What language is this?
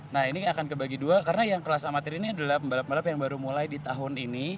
Indonesian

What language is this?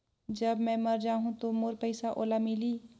Chhattisgarhi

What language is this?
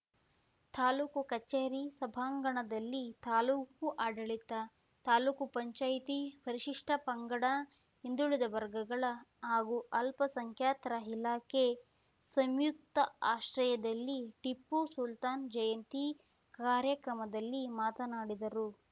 Kannada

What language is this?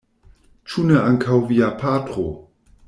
Esperanto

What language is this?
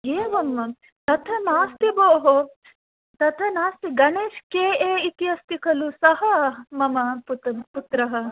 Sanskrit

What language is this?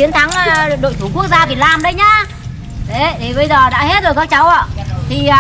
Vietnamese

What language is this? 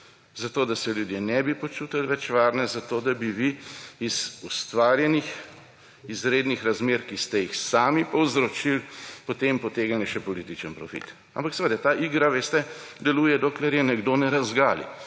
Slovenian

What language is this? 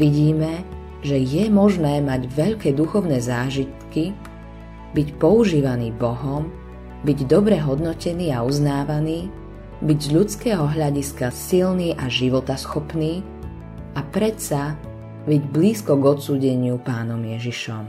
Slovak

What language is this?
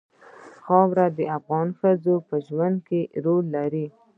Pashto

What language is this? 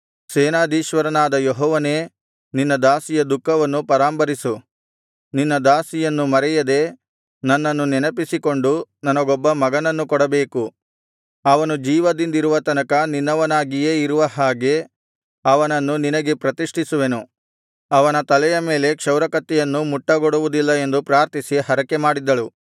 Kannada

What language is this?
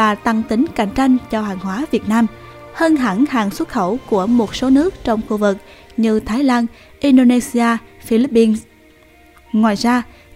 Vietnamese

